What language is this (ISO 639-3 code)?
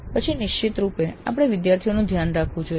guj